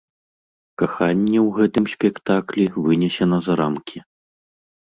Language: Belarusian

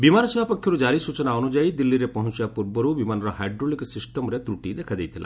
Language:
Odia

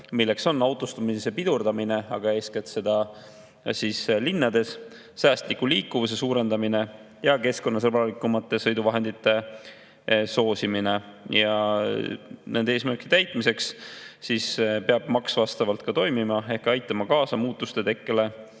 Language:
Estonian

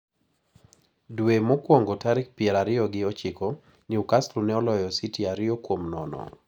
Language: Luo (Kenya and Tanzania)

